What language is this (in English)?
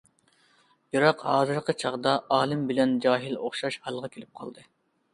Uyghur